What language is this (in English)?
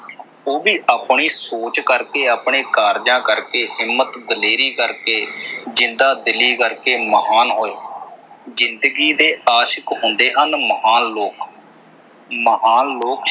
Punjabi